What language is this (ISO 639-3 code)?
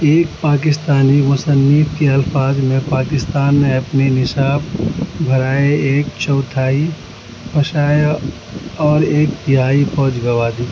urd